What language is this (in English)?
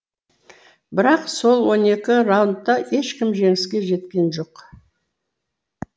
Kazakh